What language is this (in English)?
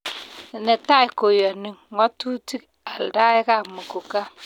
Kalenjin